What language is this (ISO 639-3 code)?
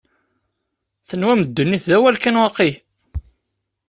kab